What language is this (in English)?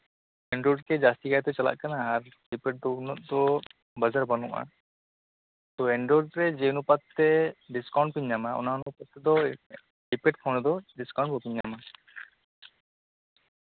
Santali